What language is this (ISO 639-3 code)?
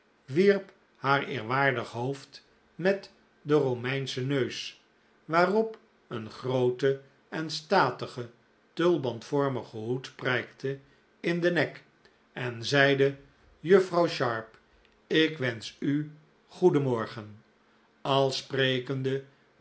nld